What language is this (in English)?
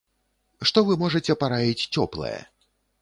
Belarusian